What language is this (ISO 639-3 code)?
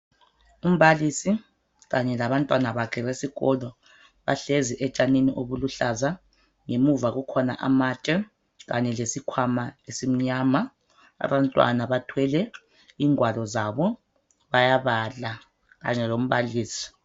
nde